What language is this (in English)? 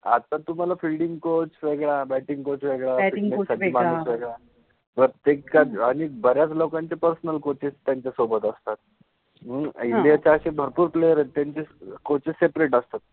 Marathi